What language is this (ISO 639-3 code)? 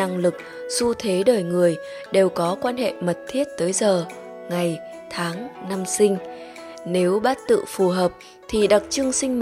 vie